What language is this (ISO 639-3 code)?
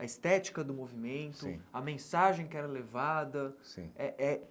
por